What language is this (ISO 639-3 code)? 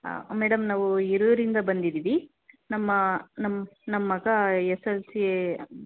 kan